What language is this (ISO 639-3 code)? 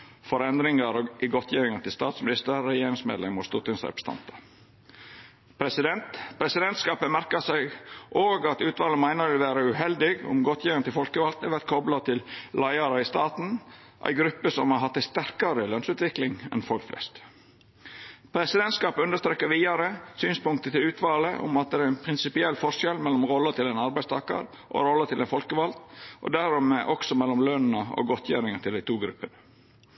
nno